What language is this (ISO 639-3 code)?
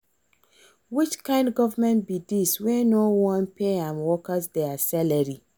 pcm